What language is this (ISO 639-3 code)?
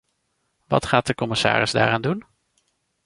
nld